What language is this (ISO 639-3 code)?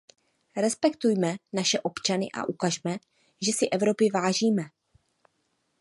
ces